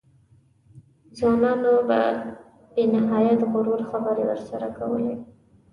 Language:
Pashto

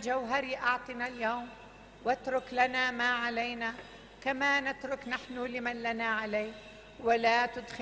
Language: Arabic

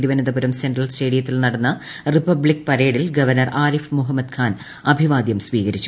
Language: Malayalam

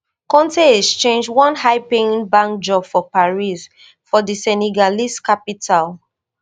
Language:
Nigerian Pidgin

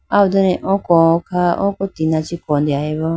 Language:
Idu-Mishmi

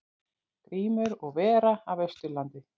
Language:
Icelandic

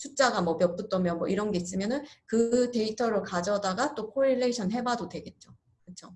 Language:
Korean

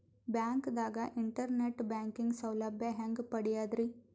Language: Kannada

